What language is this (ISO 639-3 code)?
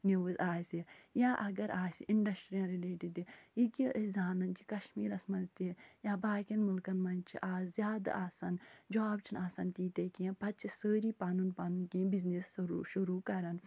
kas